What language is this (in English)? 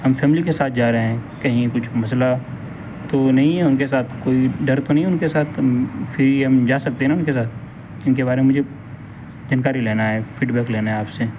Urdu